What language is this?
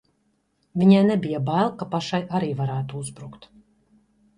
Latvian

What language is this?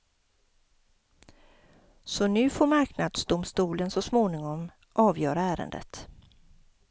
Swedish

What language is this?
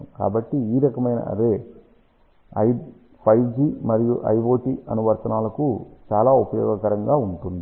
Telugu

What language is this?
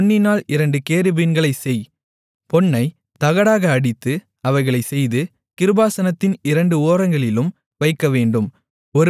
Tamil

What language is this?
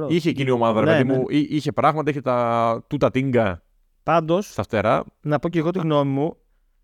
Greek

